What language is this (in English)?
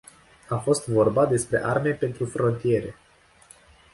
Romanian